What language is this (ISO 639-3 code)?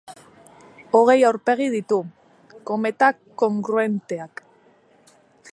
eus